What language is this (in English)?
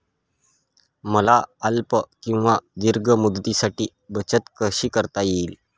Marathi